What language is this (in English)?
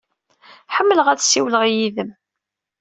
Kabyle